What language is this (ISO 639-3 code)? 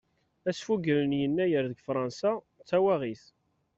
kab